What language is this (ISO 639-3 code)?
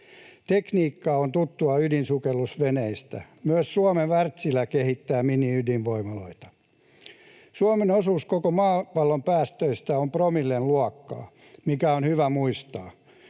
fin